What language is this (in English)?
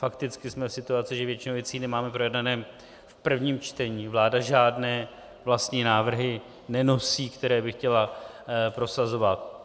Czech